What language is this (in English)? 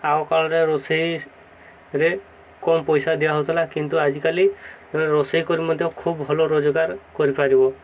Odia